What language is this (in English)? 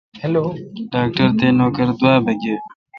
Kalkoti